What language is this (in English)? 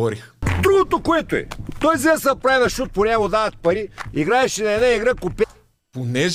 Bulgarian